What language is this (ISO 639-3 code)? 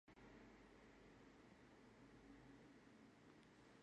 kat